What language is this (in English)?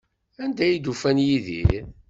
Kabyle